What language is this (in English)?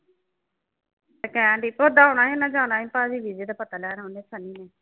Punjabi